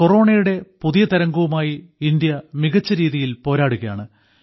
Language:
Malayalam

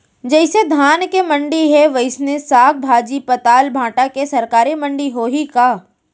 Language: Chhattisgarhi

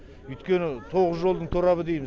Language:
Kazakh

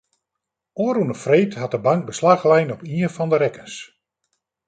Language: Western Frisian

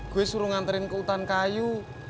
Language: Indonesian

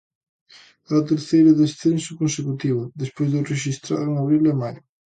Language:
Galician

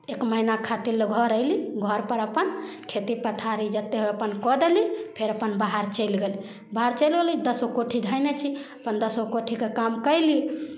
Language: Maithili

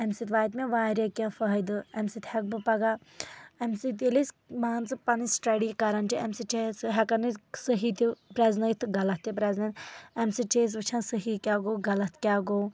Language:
Kashmiri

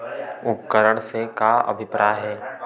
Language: Chhattisgarhi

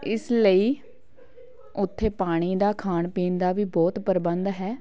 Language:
Punjabi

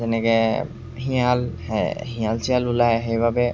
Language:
Assamese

